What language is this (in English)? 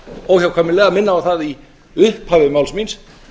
Icelandic